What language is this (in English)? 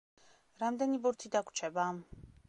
Georgian